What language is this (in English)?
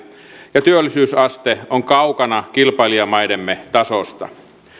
Finnish